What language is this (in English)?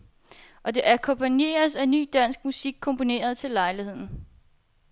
Danish